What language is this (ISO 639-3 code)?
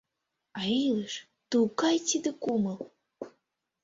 chm